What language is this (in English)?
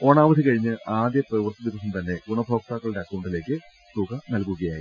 Malayalam